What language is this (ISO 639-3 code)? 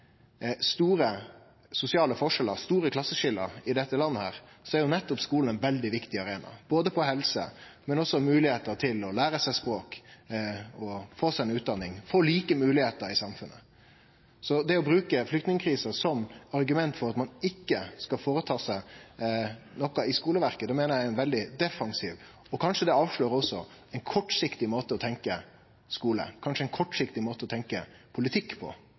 nno